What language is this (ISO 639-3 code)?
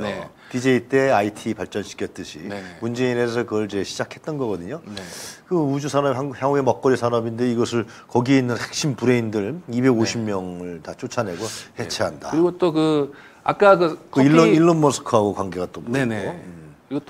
kor